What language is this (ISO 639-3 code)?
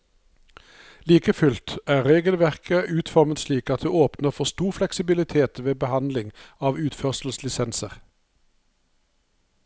nor